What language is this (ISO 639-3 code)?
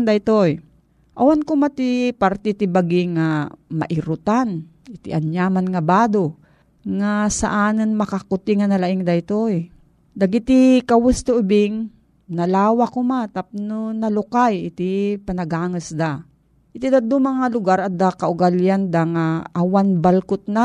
fil